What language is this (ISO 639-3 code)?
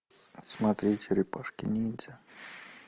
rus